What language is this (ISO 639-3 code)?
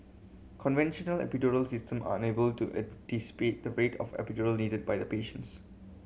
eng